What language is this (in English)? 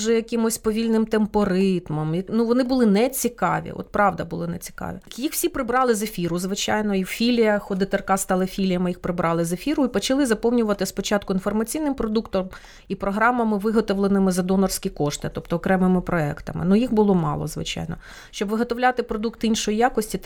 Ukrainian